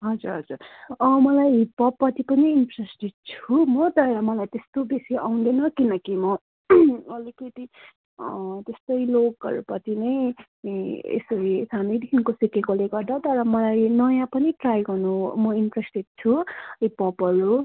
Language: Nepali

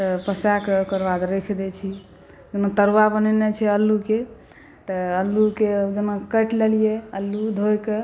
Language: Maithili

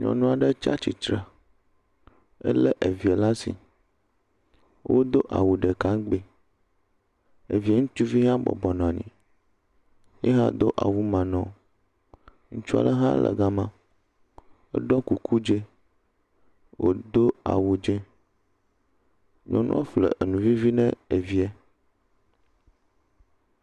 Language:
Ewe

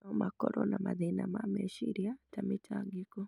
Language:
Kikuyu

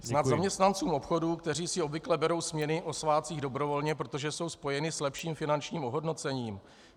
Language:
Czech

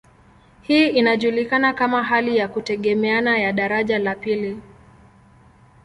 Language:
Swahili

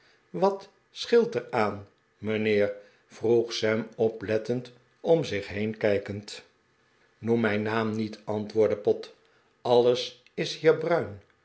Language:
Dutch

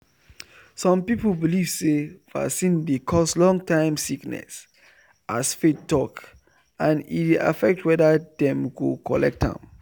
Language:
Nigerian Pidgin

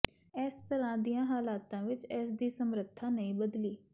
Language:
Punjabi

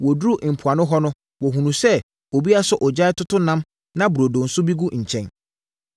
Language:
Akan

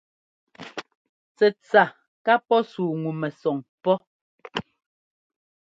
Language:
Ngomba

